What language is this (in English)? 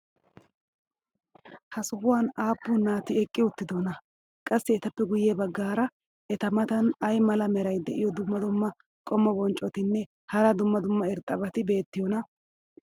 Wolaytta